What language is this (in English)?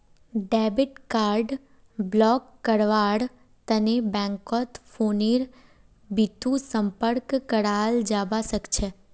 Magahi